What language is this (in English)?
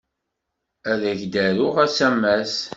Kabyle